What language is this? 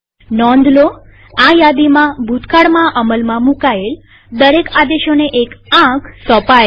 Gujarati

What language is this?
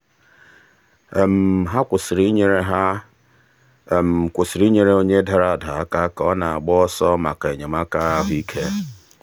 Igbo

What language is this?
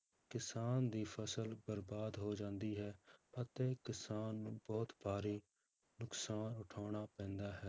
Punjabi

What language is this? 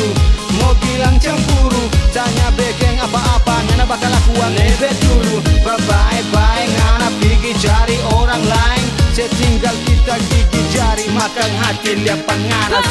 Malay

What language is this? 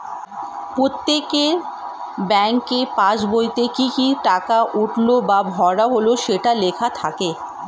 Bangla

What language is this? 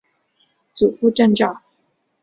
Chinese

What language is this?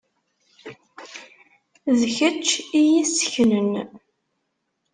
Kabyle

